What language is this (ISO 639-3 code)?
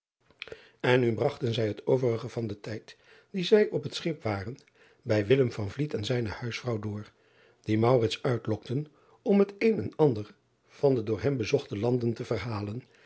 nld